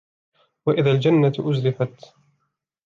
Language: Arabic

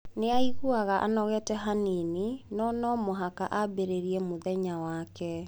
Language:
Kikuyu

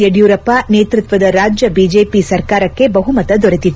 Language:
Kannada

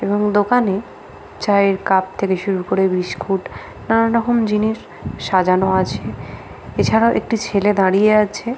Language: Bangla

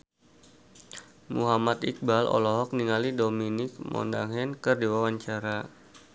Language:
Sundanese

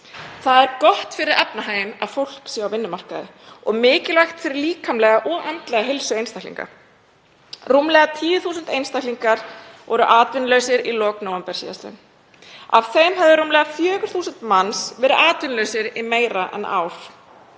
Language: Icelandic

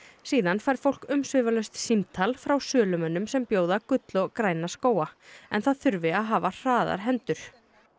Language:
Icelandic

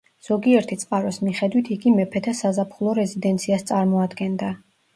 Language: Georgian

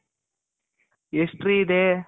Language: Kannada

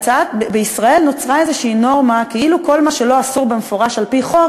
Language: Hebrew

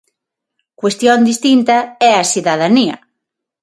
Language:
Galician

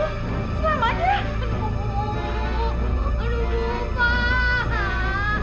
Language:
Indonesian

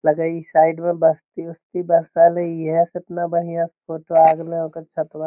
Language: Magahi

